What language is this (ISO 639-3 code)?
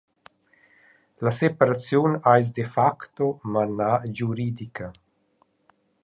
roh